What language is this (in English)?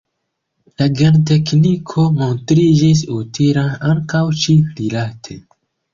Esperanto